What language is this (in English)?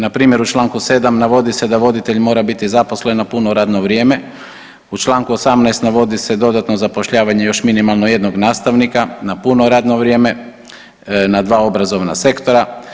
Croatian